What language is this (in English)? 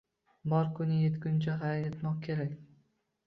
Uzbek